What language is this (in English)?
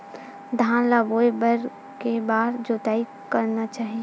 Chhattisgarhi